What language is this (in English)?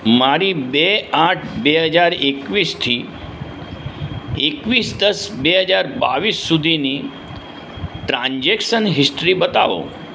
Gujarati